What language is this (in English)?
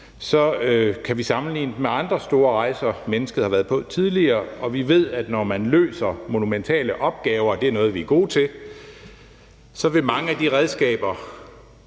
Danish